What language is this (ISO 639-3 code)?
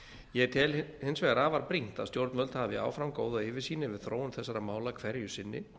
isl